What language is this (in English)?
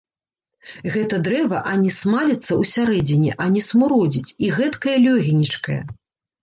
Belarusian